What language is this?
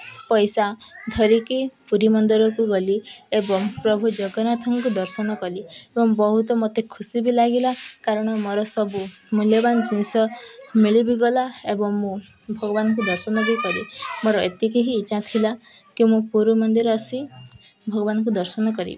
Odia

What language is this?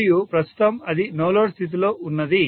Telugu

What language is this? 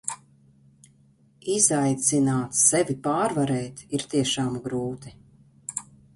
Latvian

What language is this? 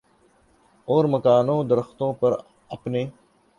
Urdu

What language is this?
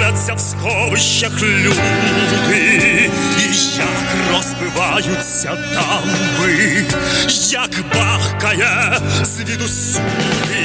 Ukrainian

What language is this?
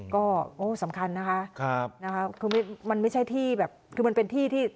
Thai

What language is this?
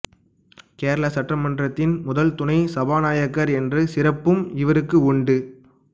Tamil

